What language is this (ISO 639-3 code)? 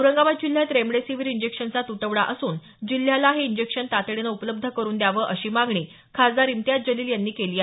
mar